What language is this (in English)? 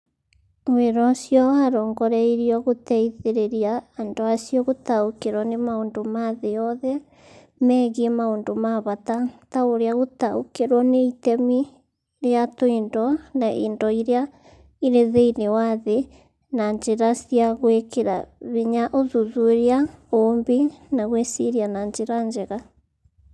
Kikuyu